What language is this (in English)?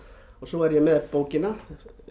Icelandic